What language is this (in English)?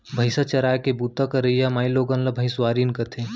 Chhattisgarhi